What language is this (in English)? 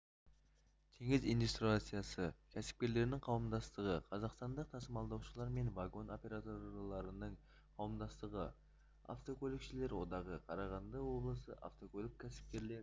Kazakh